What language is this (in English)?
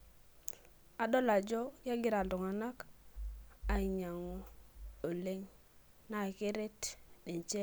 Masai